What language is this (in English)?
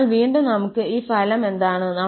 Malayalam